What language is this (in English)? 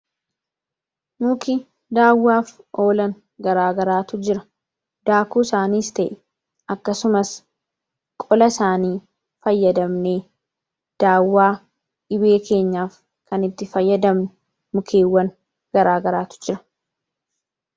Oromo